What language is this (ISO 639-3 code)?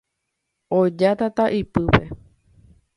grn